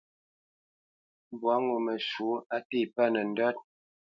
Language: Bamenyam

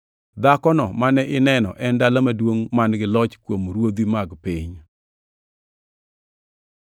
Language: Luo (Kenya and Tanzania)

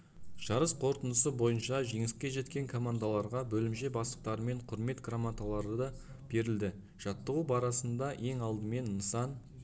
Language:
Kazakh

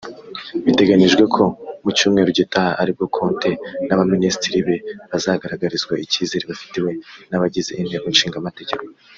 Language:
Kinyarwanda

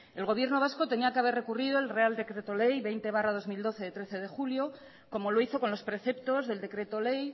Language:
Spanish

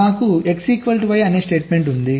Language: Telugu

